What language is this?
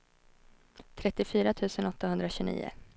Swedish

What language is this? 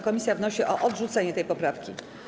Polish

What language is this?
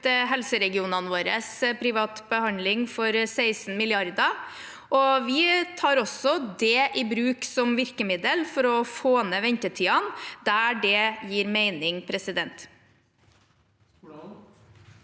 Norwegian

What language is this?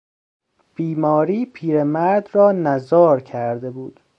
Persian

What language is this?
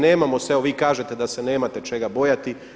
Croatian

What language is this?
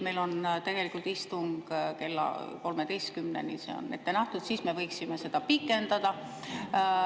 Estonian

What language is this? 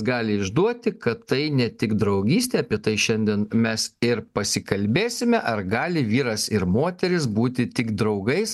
Lithuanian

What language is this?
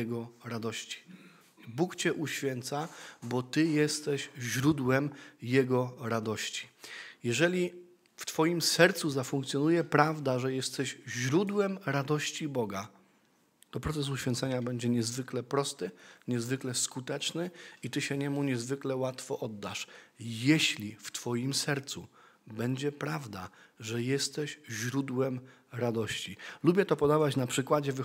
Polish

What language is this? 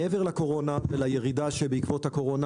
Hebrew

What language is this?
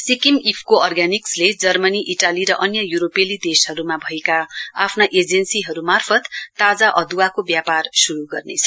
Nepali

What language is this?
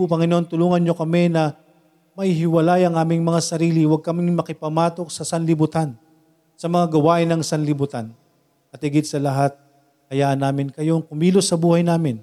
Filipino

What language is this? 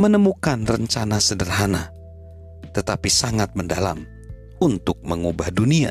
Indonesian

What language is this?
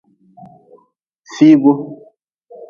Nawdm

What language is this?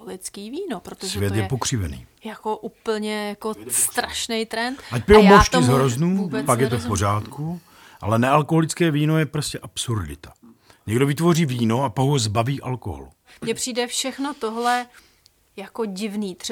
Czech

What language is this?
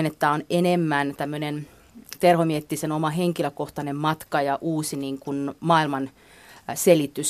Finnish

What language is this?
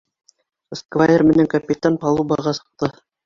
Bashkir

